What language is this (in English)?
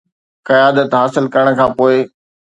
Sindhi